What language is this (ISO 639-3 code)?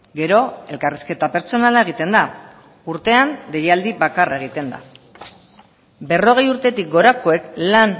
eus